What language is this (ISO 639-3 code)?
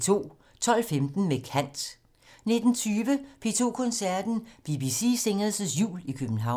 dan